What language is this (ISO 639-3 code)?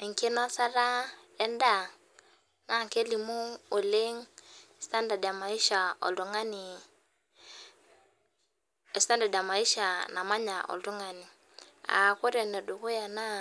mas